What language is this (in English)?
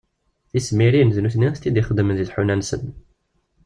Kabyle